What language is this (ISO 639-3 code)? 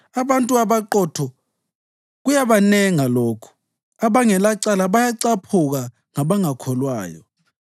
nde